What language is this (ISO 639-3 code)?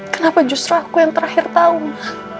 ind